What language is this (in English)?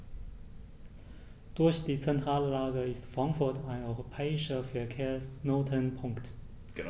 German